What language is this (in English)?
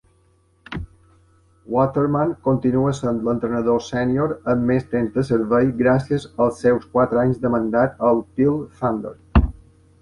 Catalan